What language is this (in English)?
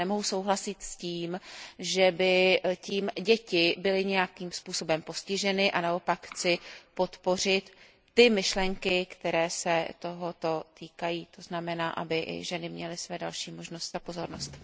Czech